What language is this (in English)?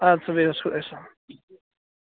Kashmiri